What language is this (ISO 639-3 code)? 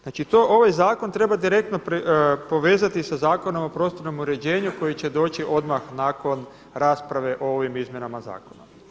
hrv